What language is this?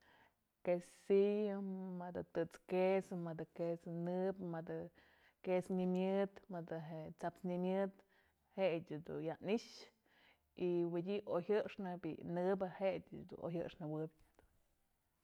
Mazatlán Mixe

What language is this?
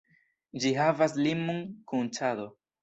Esperanto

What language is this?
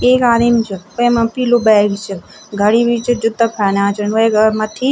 Garhwali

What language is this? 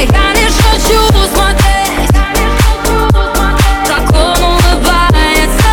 Russian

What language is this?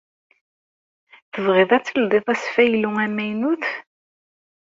Kabyle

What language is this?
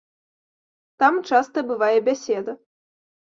Belarusian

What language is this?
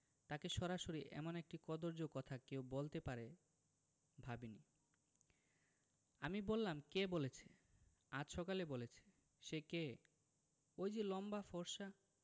Bangla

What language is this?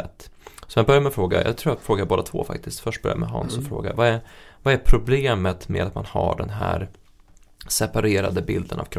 Swedish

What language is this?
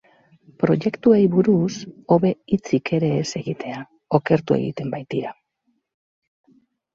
Basque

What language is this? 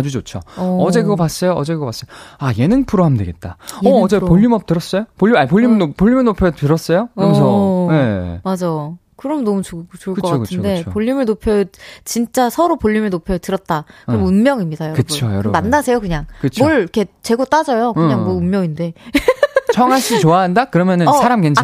Korean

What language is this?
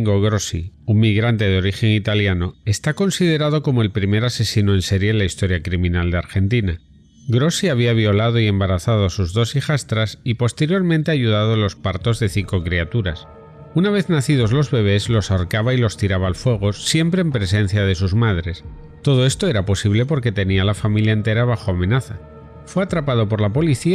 Spanish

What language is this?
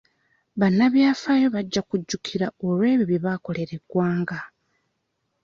Ganda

